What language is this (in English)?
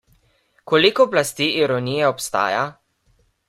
Slovenian